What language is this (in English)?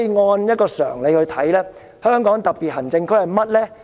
Cantonese